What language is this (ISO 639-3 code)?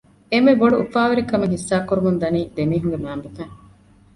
div